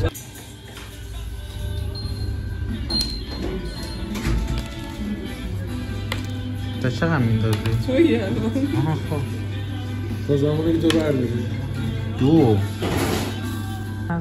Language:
Persian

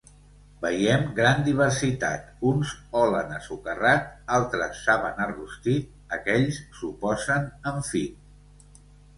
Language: Catalan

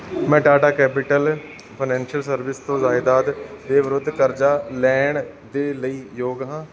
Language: Punjabi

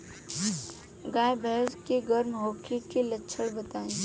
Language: Bhojpuri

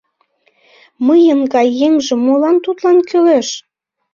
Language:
Mari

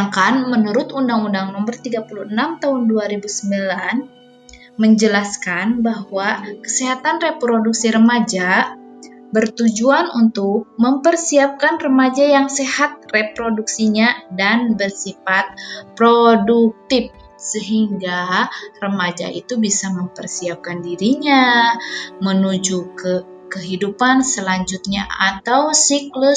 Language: Indonesian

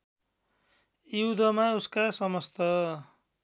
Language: Nepali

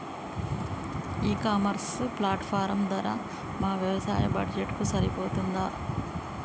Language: Telugu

